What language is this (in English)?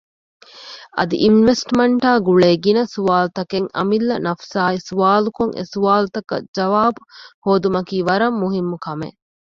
Divehi